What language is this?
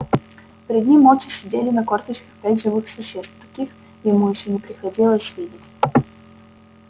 Russian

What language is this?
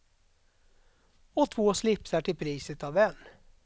Swedish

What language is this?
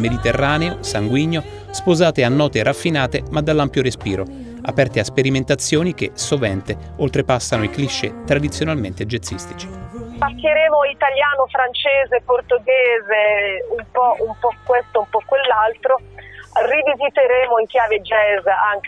Italian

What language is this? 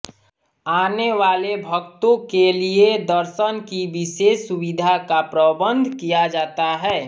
Hindi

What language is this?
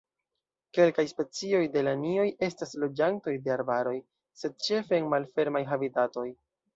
Esperanto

